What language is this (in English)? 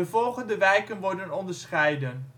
Dutch